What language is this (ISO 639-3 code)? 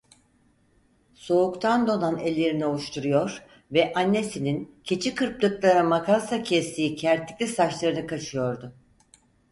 tur